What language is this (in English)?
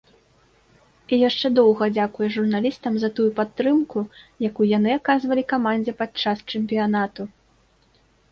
Belarusian